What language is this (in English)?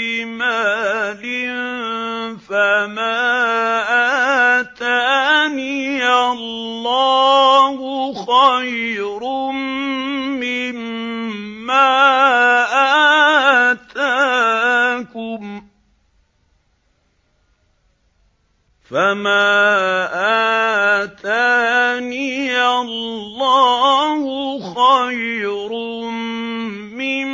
Arabic